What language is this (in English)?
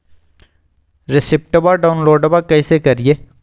Magahi